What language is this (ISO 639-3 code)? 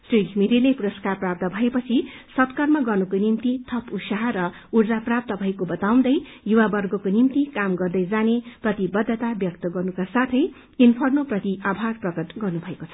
nep